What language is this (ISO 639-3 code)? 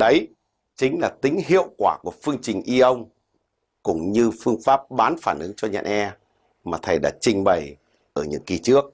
vie